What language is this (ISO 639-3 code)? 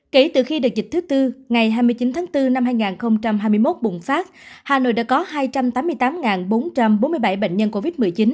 vie